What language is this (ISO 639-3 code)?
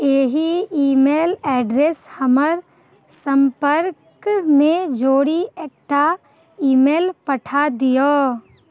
mai